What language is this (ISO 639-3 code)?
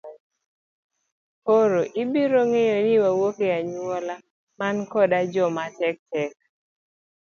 luo